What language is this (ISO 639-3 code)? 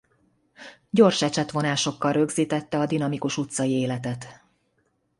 hun